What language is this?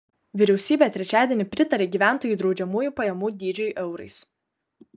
Lithuanian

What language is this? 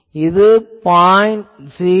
Tamil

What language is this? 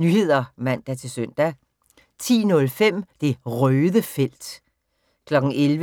Danish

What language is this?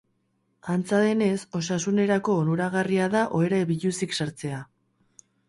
Basque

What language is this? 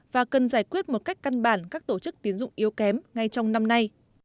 Vietnamese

